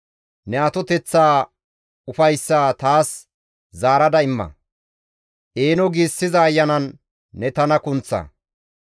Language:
Gamo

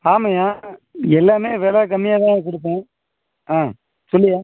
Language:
Tamil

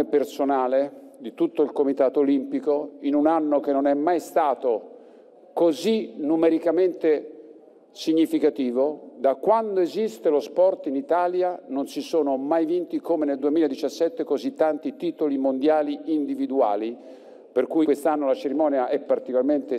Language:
Italian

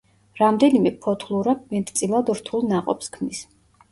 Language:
Georgian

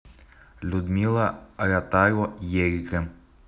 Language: Russian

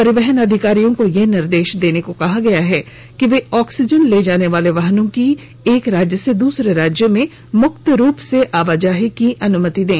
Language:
Hindi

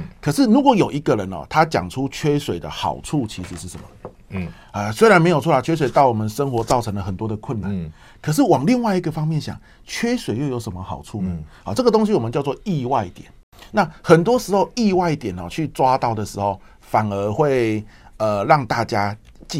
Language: Chinese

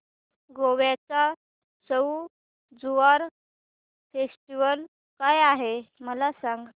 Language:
Marathi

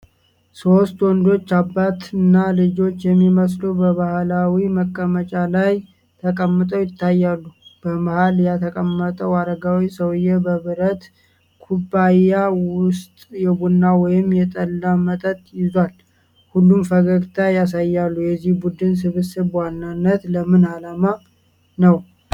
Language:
Amharic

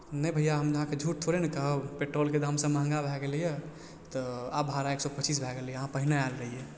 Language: Maithili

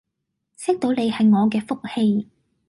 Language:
Cantonese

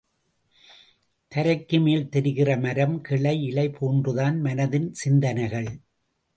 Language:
Tamil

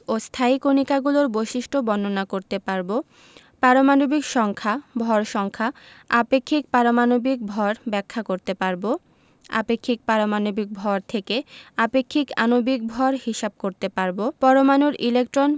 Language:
Bangla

